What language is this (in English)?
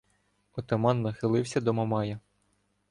Ukrainian